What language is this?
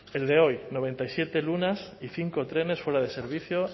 Spanish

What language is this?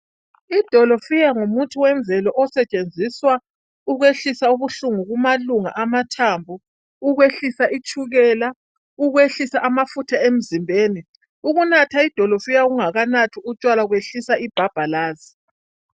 North Ndebele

